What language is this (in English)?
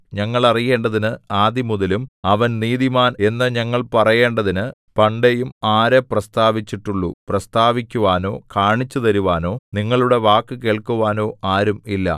Malayalam